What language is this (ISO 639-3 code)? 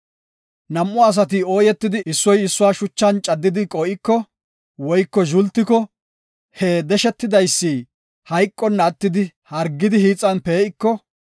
gof